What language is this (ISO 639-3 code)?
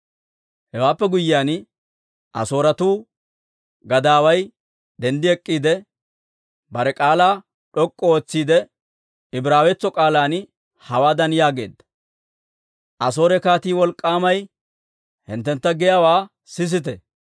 dwr